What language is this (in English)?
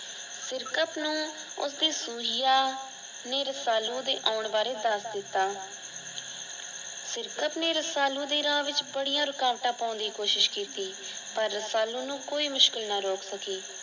Punjabi